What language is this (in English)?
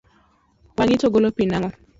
Luo (Kenya and Tanzania)